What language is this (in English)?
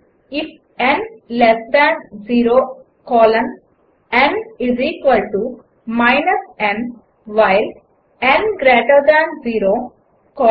Telugu